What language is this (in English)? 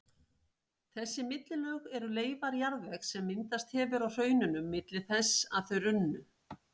Icelandic